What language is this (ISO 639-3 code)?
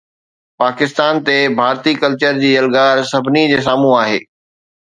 snd